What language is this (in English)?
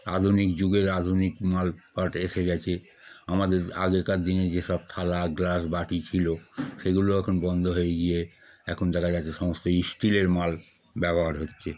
Bangla